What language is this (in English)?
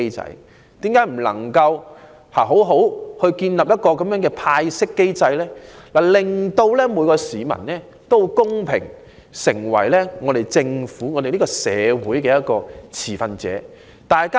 Cantonese